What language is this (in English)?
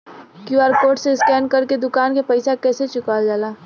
Bhojpuri